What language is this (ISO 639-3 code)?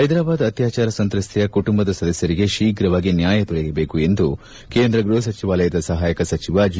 kan